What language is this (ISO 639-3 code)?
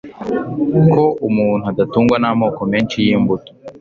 kin